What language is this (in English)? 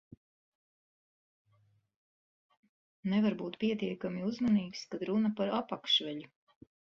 Latvian